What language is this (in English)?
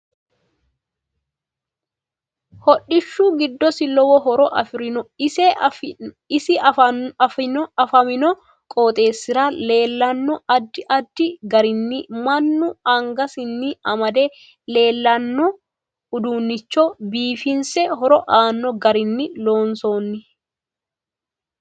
Sidamo